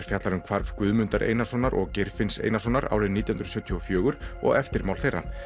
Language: Icelandic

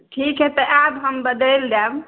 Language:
Maithili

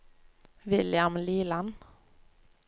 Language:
Norwegian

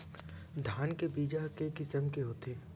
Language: Chhattisgarhi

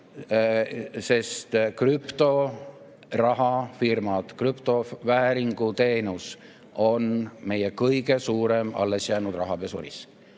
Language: Estonian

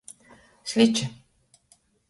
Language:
Latgalian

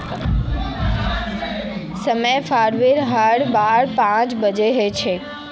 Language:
Magahi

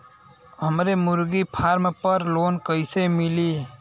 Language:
Bhojpuri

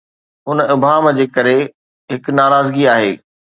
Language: Sindhi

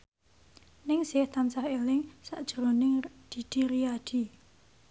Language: Javanese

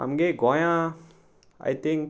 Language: Konkani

